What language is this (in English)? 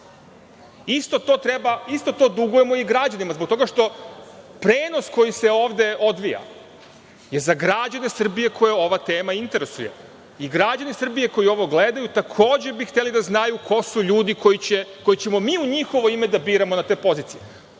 Serbian